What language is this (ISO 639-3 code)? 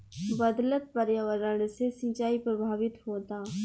bho